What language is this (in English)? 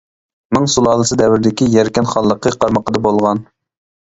Uyghur